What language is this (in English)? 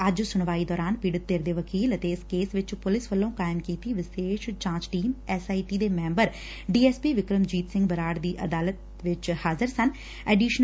Punjabi